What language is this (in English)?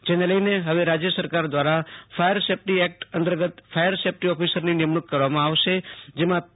Gujarati